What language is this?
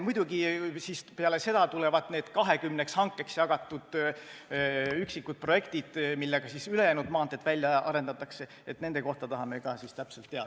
Estonian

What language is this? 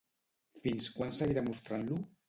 Catalan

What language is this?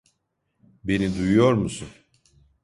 Turkish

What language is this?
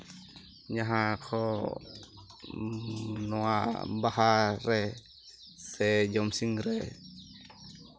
Santali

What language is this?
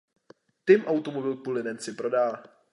Czech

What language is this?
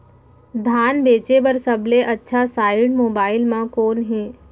Chhattisgarhi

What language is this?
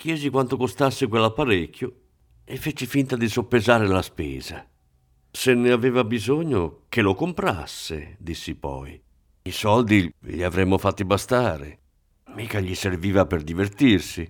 Italian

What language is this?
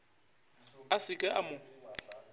Northern Sotho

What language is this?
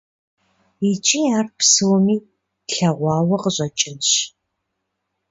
Kabardian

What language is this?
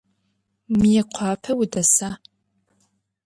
Adyghe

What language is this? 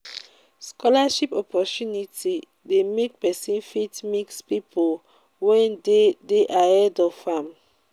Nigerian Pidgin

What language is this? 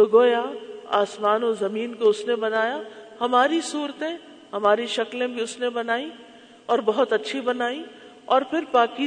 Urdu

